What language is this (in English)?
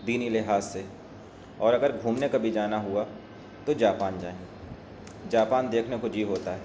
Urdu